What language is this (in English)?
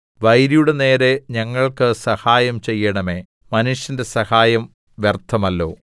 Malayalam